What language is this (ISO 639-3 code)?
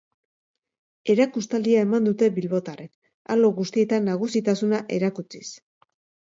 eus